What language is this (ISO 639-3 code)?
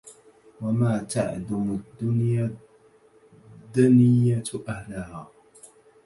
ara